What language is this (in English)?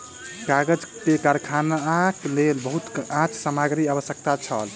Maithili